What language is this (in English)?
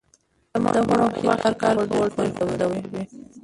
Pashto